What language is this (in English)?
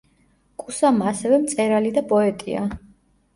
Georgian